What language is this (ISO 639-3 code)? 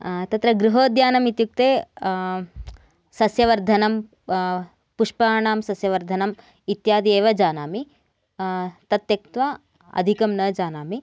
san